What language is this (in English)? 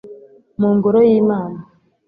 Kinyarwanda